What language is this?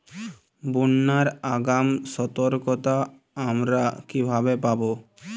Bangla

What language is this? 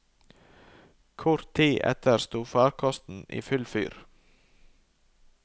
Norwegian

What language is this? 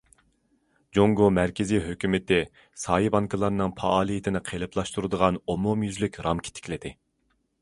Uyghur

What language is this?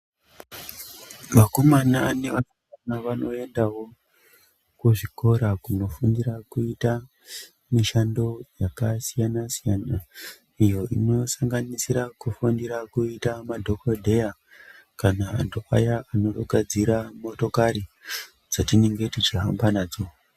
Ndau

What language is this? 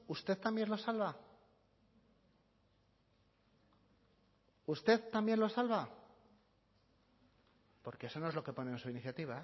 Spanish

